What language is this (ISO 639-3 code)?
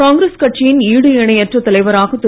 tam